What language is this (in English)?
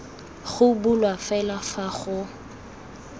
Tswana